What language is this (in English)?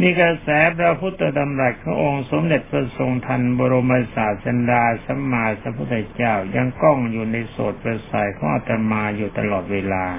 Thai